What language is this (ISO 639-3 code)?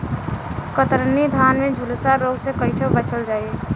bho